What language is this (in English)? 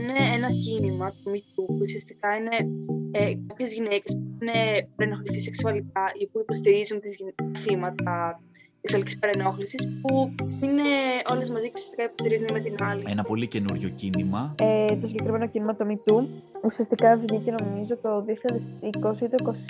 Greek